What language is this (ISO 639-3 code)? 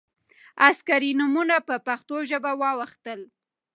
pus